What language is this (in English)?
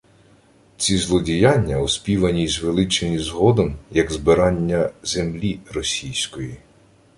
Ukrainian